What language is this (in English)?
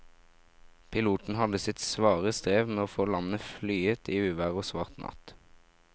Norwegian